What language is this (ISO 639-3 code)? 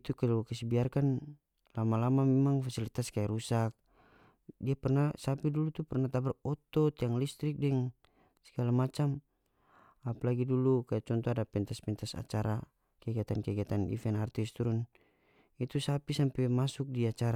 max